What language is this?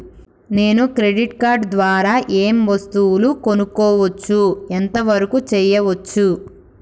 Telugu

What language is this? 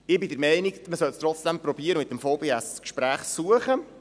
Swiss German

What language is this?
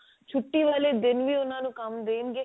Punjabi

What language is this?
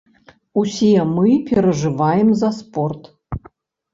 Belarusian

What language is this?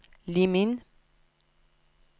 Norwegian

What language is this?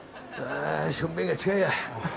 Japanese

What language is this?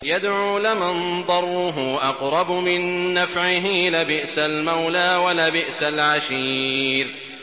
Arabic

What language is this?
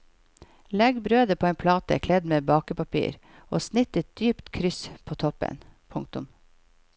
Norwegian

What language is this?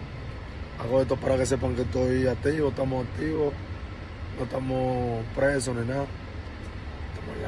Spanish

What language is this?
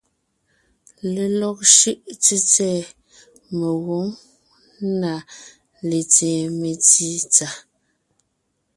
Ngiemboon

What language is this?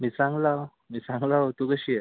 Marathi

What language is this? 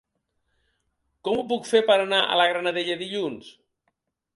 Catalan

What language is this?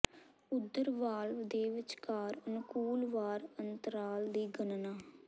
Punjabi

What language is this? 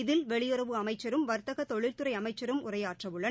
Tamil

